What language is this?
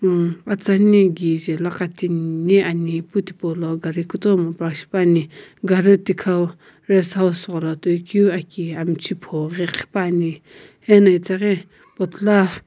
Sumi Naga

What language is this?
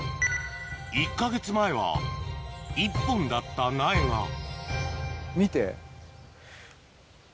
Japanese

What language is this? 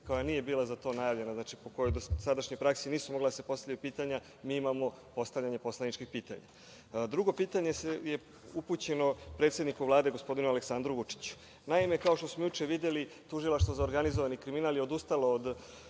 Serbian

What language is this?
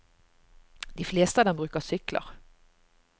Norwegian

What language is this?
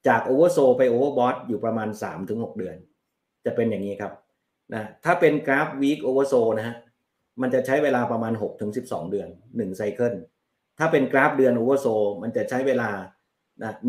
Thai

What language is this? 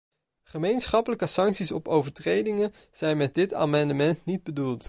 Dutch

